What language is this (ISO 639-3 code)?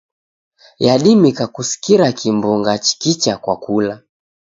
dav